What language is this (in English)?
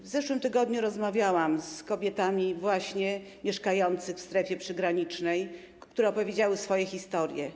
Polish